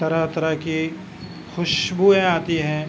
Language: Urdu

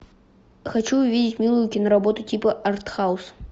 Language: Russian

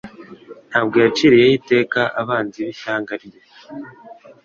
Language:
Kinyarwanda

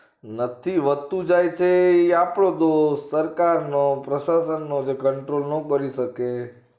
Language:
Gujarati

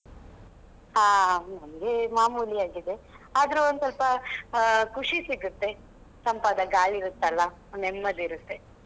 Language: Kannada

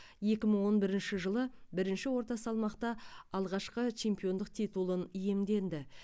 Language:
Kazakh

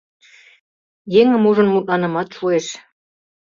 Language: Mari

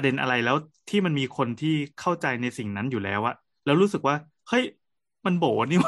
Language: Thai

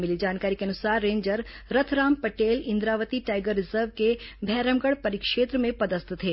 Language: Hindi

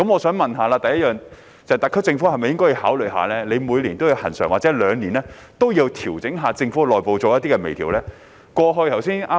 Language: Cantonese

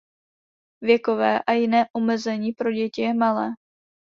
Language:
Czech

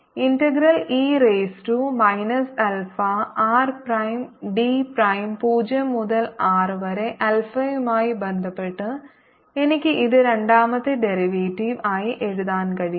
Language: Malayalam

